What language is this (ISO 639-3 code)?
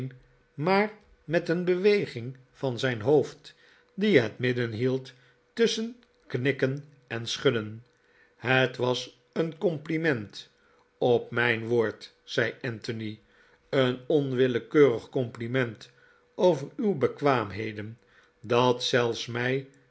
nld